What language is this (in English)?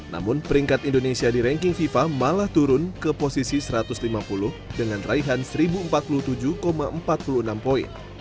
Indonesian